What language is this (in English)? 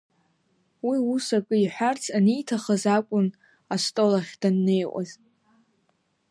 Abkhazian